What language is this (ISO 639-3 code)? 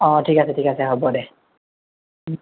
asm